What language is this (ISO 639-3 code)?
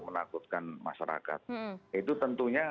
ind